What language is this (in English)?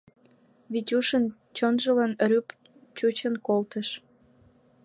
Mari